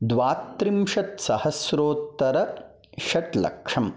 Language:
Sanskrit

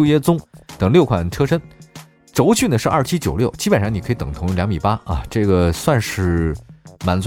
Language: Chinese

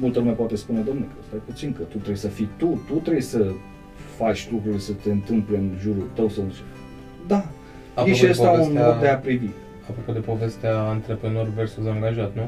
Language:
Romanian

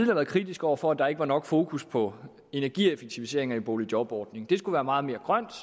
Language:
Danish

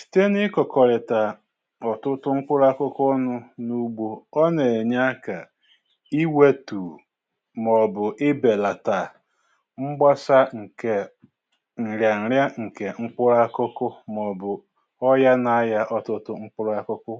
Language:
Igbo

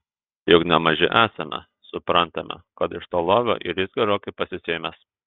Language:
Lithuanian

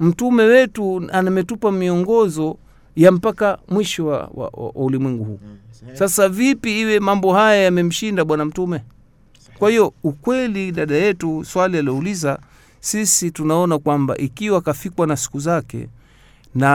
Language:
Swahili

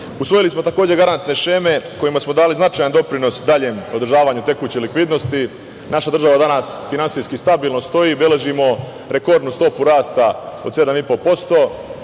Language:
Serbian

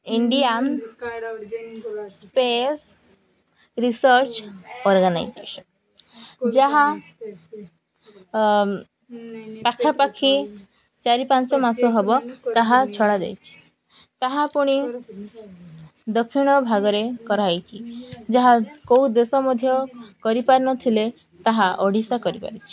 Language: Odia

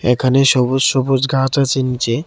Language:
Bangla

